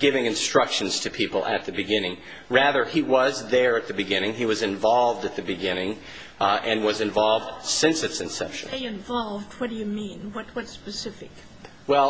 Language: English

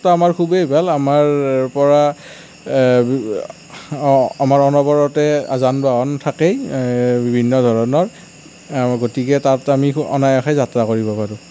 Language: Assamese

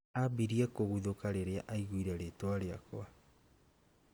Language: Kikuyu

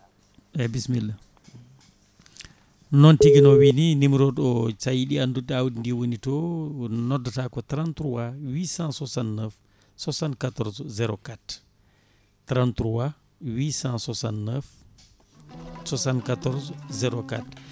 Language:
Fula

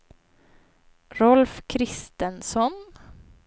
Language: Swedish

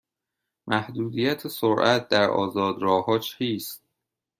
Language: Persian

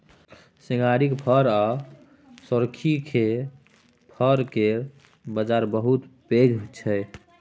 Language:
Maithili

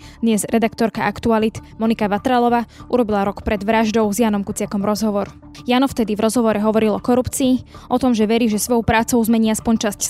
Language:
Slovak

